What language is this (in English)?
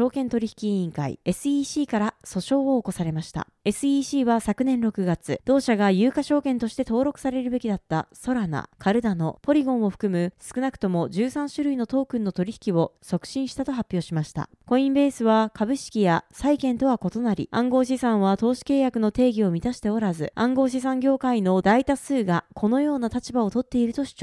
Japanese